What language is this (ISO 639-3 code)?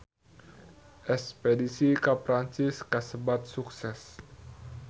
sun